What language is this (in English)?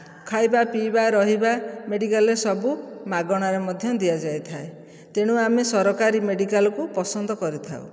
Odia